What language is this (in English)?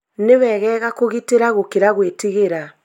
Kikuyu